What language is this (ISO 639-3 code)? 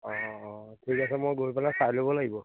asm